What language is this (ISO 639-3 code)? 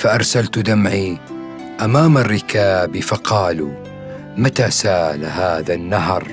ara